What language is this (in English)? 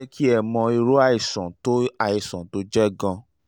Yoruba